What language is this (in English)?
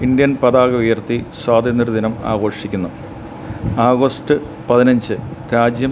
Malayalam